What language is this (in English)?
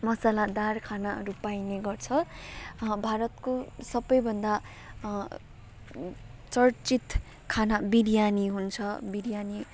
Nepali